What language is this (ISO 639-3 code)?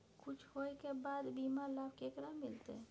mai